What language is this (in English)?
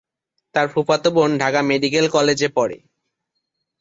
Bangla